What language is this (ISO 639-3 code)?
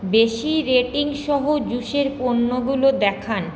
ben